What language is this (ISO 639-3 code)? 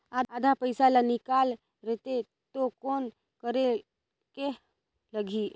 hne